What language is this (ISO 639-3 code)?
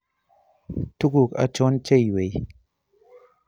kln